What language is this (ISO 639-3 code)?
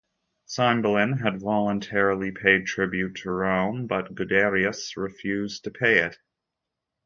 eng